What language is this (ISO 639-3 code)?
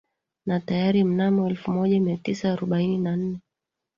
swa